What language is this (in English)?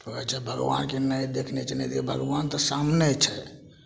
Maithili